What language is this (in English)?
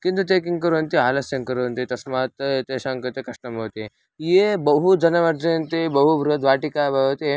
Sanskrit